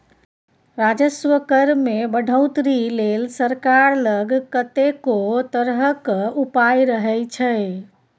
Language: Maithili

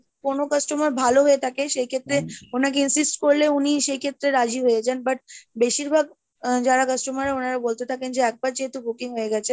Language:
Bangla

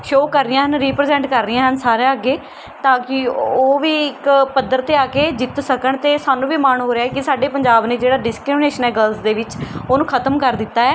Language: Punjabi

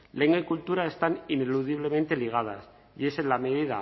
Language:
Spanish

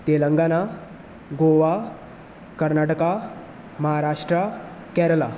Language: Konkani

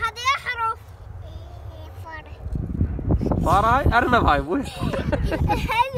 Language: Arabic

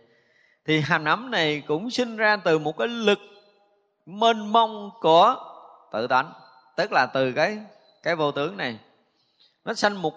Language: Vietnamese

